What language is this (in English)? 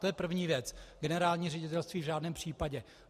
Czech